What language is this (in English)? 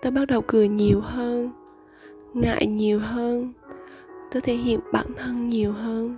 Vietnamese